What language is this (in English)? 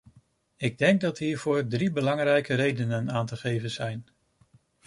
Dutch